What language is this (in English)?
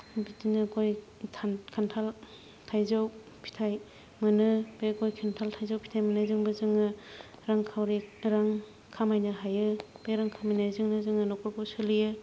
Bodo